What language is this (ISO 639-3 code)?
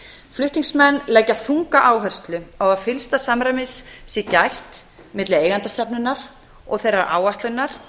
isl